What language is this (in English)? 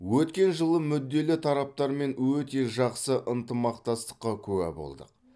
Kazakh